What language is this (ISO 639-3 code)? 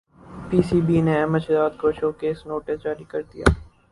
urd